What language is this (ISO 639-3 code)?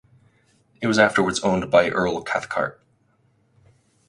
eng